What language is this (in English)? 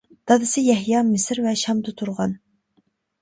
Uyghur